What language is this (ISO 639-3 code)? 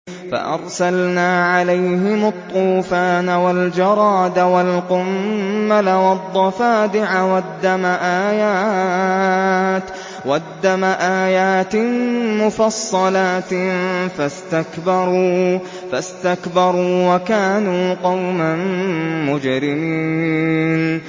ara